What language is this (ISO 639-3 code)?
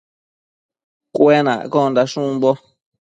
mcf